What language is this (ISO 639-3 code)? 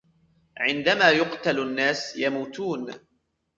ara